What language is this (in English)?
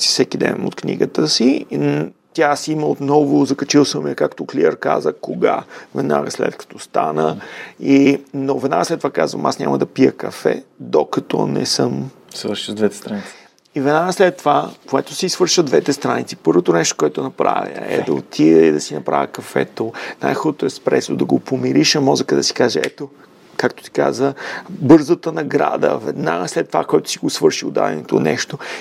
Bulgarian